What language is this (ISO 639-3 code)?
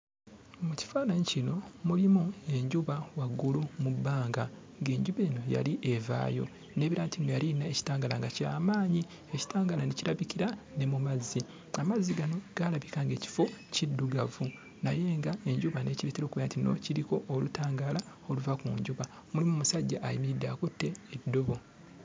lug